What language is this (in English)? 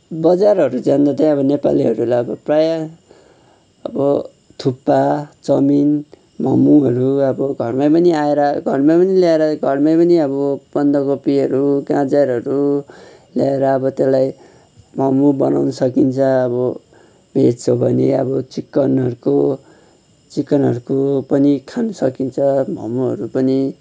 Nepali